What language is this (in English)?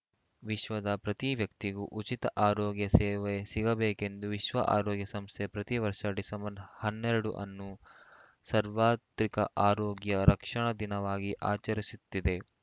Kannada